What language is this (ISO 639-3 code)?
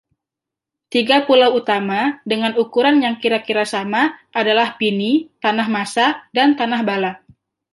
ind